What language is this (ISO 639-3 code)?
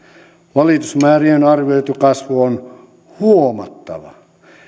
fin